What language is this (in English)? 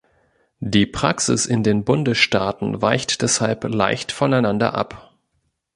German